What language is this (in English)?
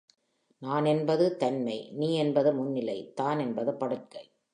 Tamil